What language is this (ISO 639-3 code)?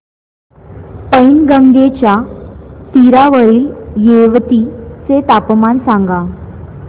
mar